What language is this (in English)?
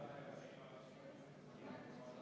Estonian